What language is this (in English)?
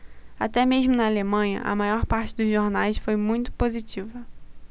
Portuguese